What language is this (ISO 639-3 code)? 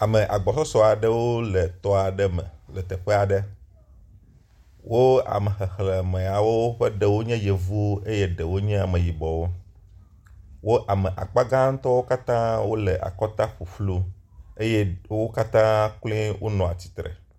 ewe